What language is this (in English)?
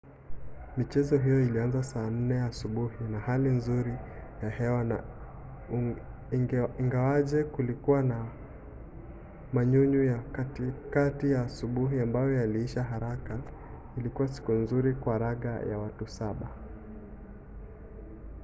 Swahili